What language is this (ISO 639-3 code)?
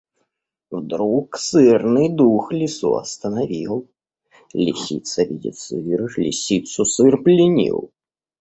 rus